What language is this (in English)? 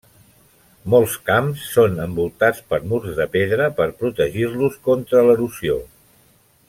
Catalan